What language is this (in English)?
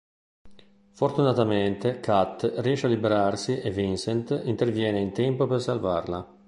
Italian